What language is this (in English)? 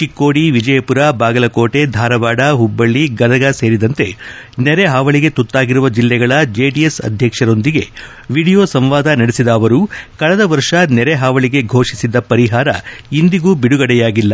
Kannada